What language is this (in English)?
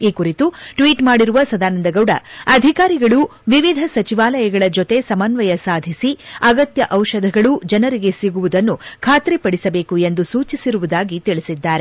Kannada